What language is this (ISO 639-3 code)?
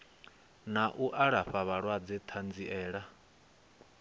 ven